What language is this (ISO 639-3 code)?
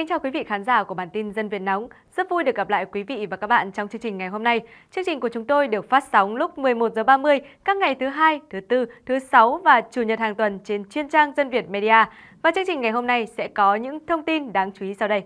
vie